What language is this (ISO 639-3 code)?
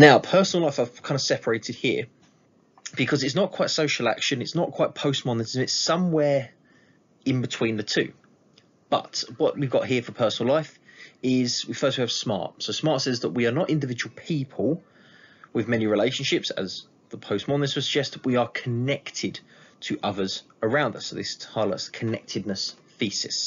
eng